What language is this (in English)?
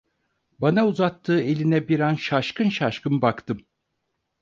Turkish